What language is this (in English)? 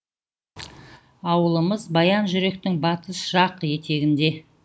Kazakh